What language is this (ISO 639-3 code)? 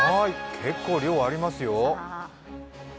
jpn